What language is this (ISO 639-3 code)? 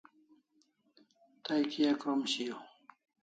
kls